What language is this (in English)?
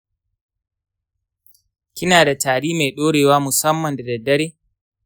Hausa